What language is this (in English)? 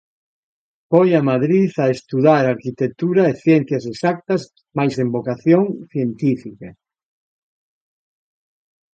Galician